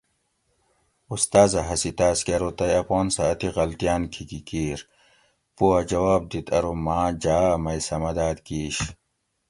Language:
Gawri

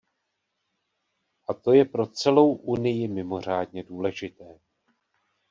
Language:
Czech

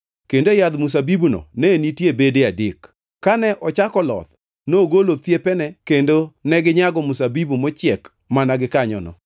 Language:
Luo (Kenya and Tanzania)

